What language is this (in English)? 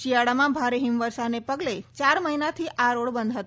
Gujarati